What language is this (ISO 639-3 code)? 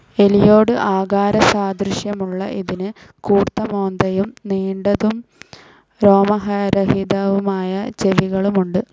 mal